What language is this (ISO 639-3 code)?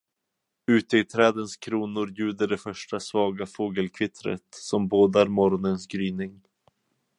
swe